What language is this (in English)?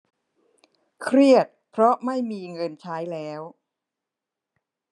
Thai